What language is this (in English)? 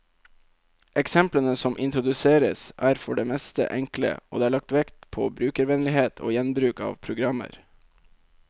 Norwegian